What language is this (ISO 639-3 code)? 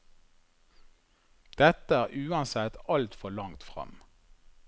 nor